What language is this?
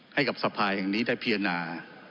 Thai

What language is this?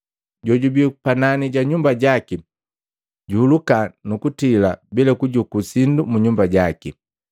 Matengo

